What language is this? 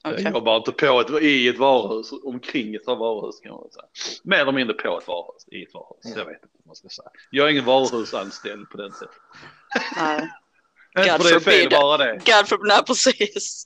Swedish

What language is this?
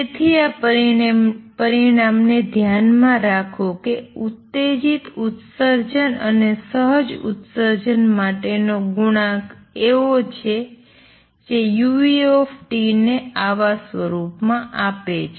Gujarati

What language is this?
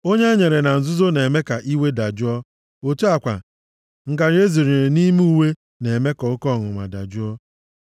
Igbo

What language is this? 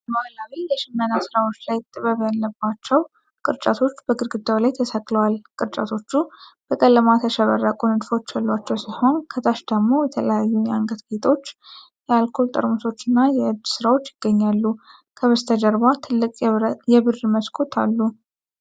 Amharic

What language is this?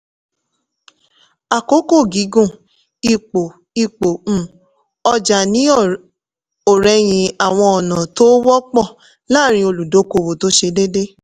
Yoruba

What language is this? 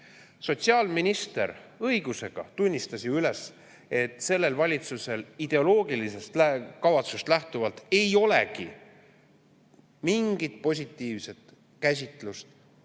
Estonian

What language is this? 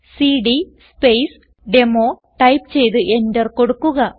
Malayalam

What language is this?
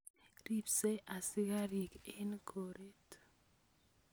Kalenjin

